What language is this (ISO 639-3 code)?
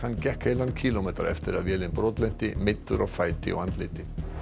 isl